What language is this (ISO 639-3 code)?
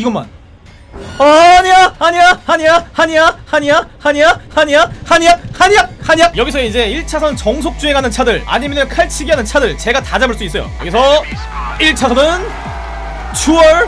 kor